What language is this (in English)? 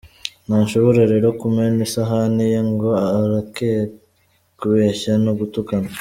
Kinyarwanda